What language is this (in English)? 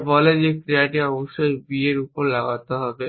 Bangla